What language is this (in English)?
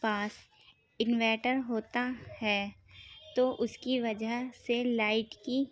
Urdu